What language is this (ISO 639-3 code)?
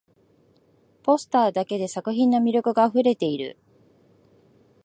jpn